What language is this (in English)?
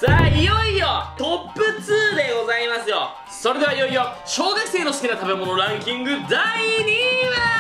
Japanese